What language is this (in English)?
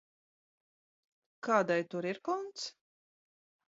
Latvian